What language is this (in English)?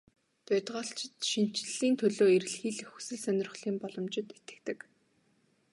Mongolian